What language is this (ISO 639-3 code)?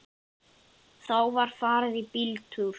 isl